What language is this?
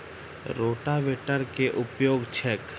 Maithili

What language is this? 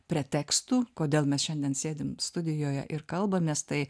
Lithuanian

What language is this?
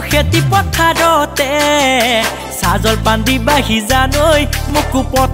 Hindi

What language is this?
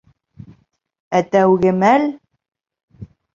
Bashkir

